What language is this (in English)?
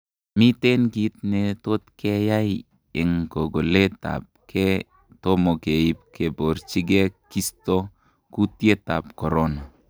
Kalenjin